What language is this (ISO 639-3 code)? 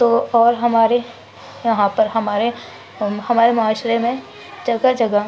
urd